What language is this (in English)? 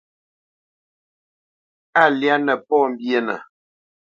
Bamenyam